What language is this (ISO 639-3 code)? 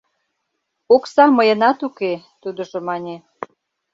chm